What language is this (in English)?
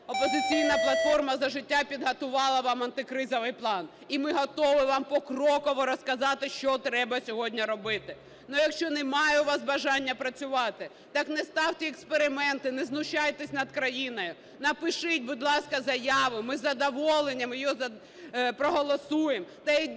Ukrainian